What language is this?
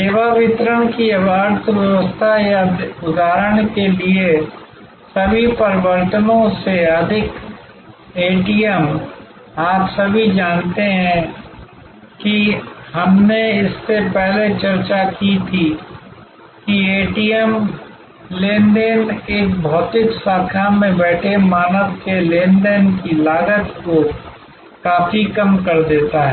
Hindi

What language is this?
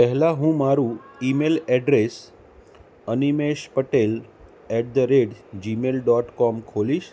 Gujarati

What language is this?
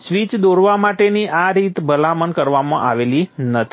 Gujarati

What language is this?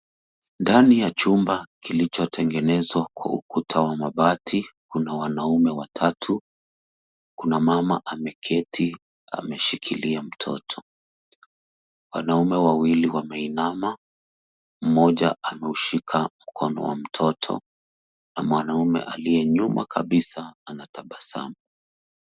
Swahili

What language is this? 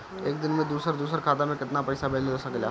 Bhojpuri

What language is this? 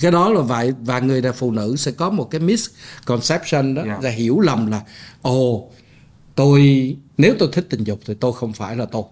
Vietnamese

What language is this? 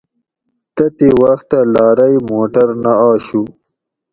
Gawri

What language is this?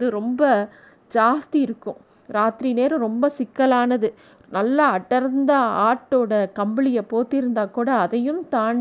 Tamil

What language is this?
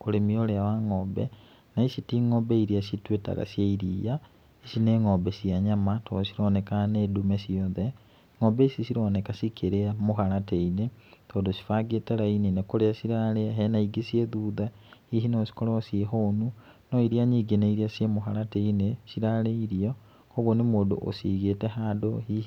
Kikuyu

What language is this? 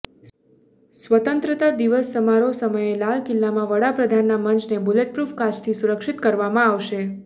Gujarati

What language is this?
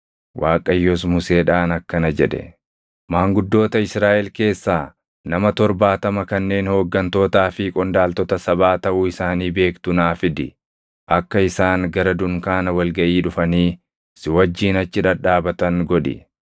Oromo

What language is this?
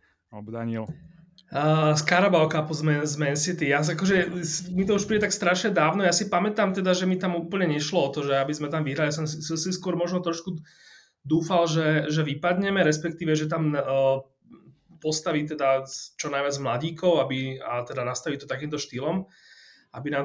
Slovak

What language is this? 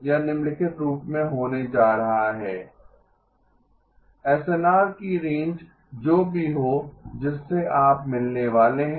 Hindi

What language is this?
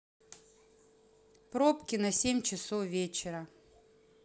Russian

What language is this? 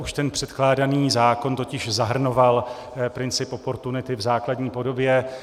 Czech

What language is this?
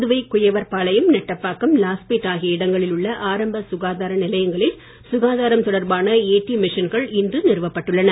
Tamil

